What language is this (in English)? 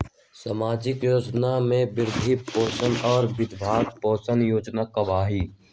Magahi